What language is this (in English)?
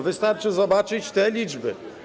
Polish